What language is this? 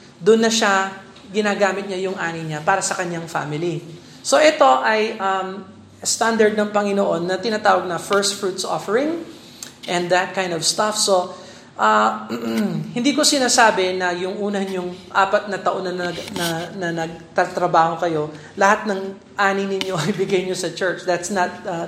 Filipino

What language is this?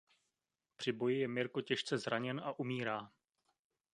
Czech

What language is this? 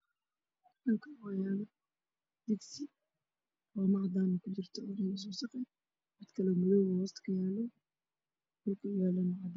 Somali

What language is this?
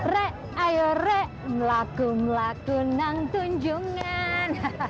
Indonesian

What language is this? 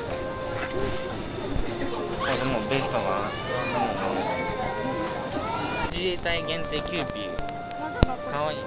Japanese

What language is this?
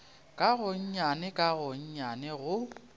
Northern Sotho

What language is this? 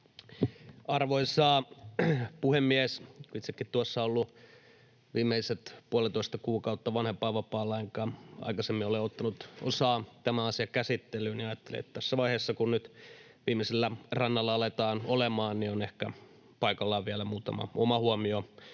Finnish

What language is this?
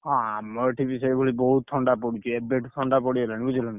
Odia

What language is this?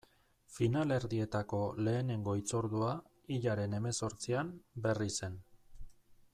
Basque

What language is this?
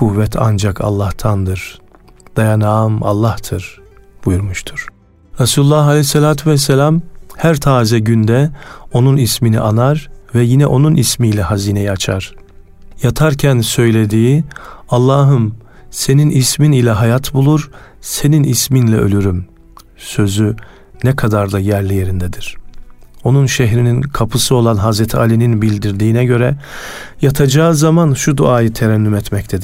Turkish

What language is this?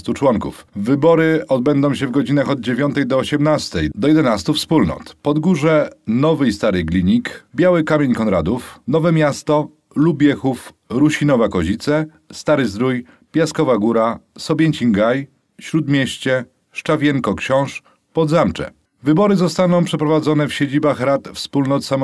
Polish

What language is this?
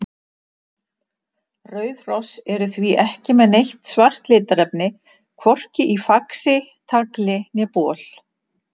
Icelandic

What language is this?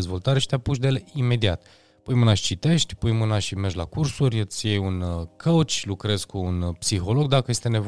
Romanian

